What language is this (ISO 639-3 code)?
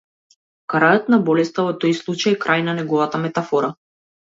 mkd